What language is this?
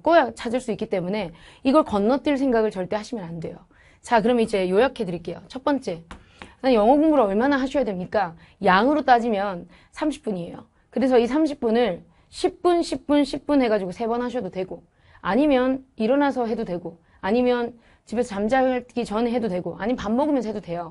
Korean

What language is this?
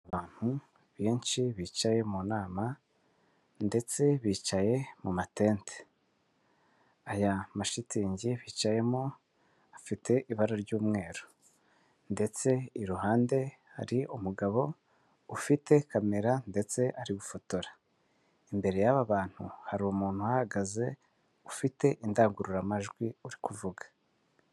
Kinyarwanda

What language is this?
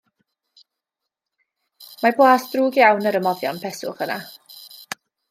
Welsh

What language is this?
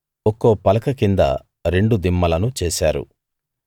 Telugu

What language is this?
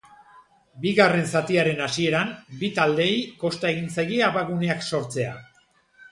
Basque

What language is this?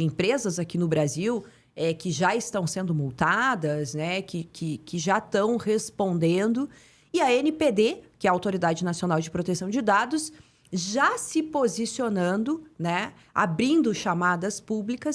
Portuguese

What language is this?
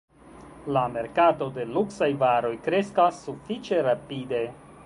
Esperanto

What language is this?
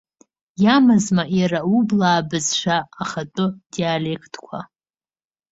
Abkhazian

